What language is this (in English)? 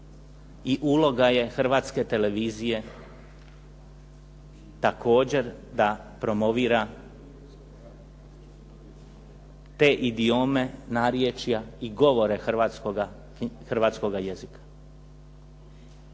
Croatian